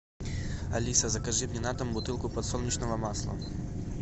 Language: Russian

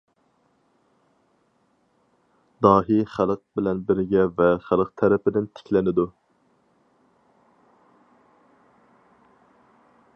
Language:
Uyghur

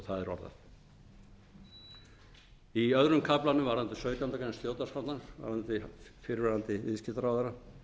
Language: Icelandic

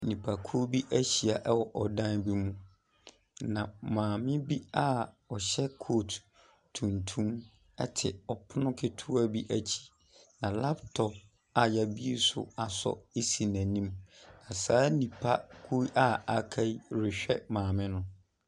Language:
Akan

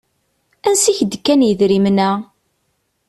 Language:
Kabyle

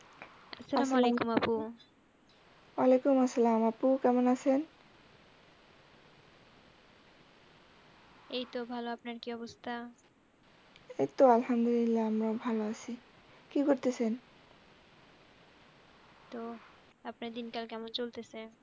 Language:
Bangla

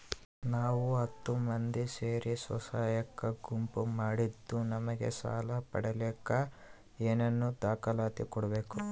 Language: Kannada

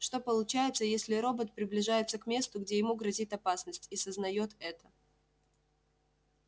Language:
Russian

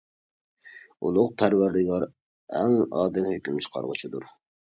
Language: Uyghur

